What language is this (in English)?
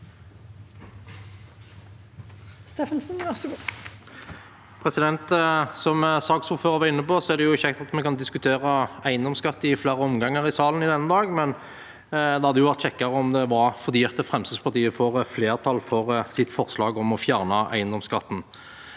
Norwegian